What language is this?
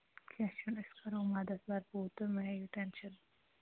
Kashmiri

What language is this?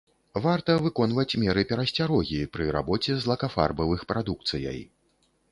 Belarusian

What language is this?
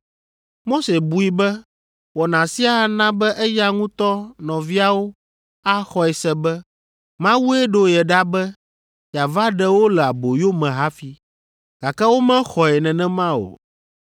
Ewe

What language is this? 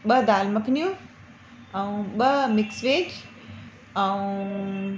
Sindhi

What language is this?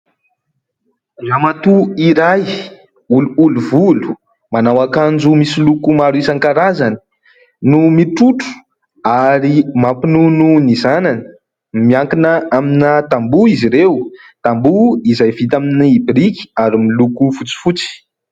Malagasy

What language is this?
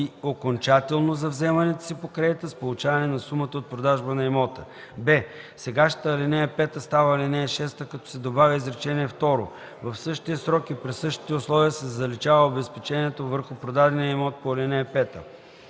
Bulgarian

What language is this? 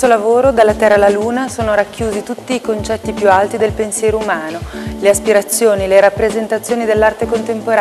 Italian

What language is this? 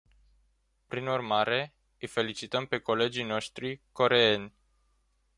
Romanian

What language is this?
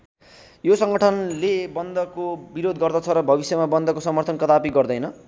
Nepali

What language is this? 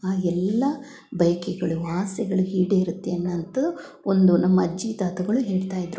Kannada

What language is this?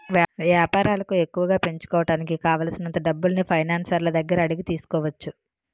Telugu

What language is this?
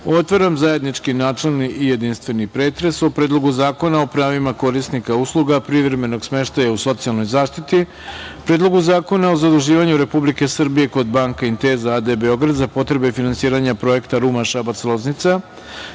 Serbian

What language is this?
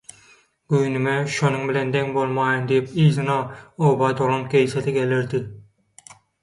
Turkmen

